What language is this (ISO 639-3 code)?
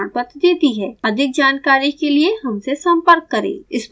hin